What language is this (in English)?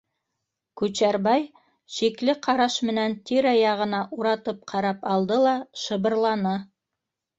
Bashkir